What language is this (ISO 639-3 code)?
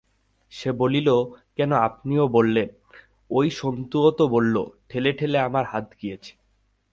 ben